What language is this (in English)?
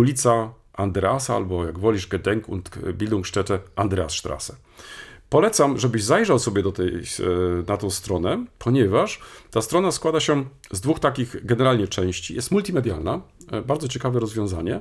Polish